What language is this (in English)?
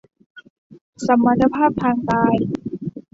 Thai